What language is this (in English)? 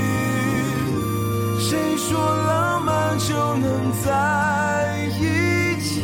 Chinese